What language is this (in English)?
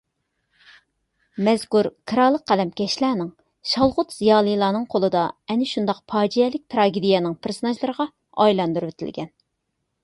Uyghur